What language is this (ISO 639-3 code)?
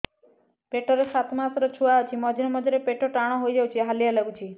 ori